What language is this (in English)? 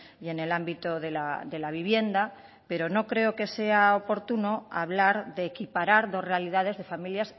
Spanish